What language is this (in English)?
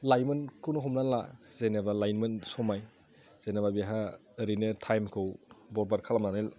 Bodo